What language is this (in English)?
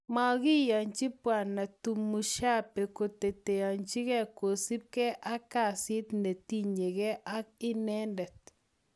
Kalenjin